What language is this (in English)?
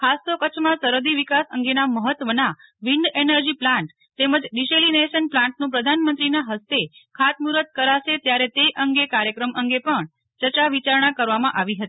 Gujarati